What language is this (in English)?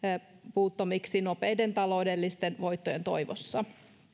Finnish